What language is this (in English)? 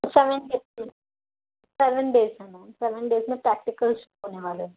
Urdu